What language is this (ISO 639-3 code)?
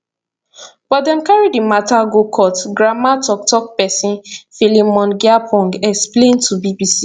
pcm